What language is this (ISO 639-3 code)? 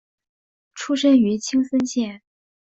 zho